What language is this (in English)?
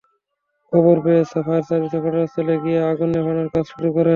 Bangla